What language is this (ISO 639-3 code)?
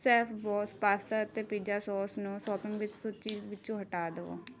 pan